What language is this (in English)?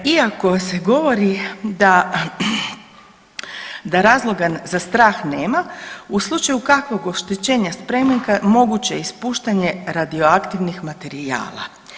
Croatian